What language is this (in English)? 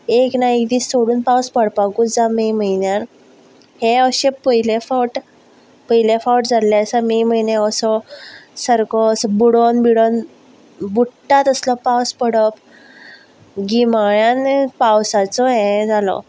Konkani